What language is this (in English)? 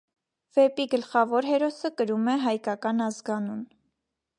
Armenian